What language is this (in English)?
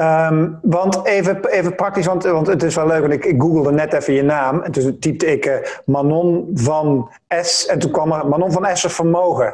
Dutch